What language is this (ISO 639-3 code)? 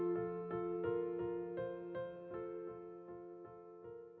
ind